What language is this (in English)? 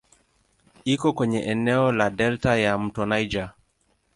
Swahili